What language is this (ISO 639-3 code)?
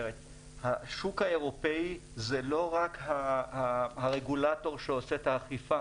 heb